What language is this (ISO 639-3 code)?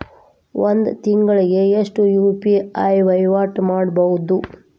kan